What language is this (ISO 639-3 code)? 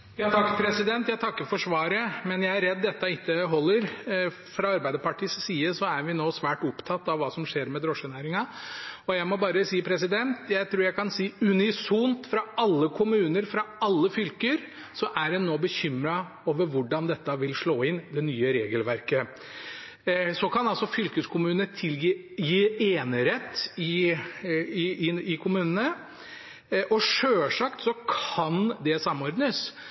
nor